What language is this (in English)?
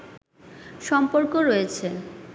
Bangla